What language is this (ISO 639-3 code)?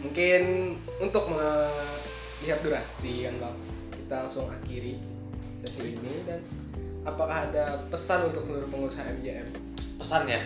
ind